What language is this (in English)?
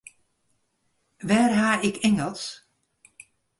Western Frisian